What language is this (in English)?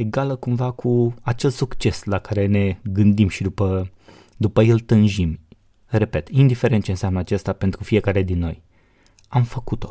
Romanian